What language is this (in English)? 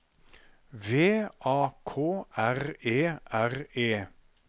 Norwegian